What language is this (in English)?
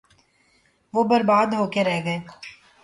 Urdu